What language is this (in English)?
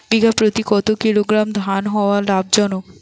Bangla